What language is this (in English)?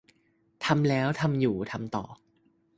Thai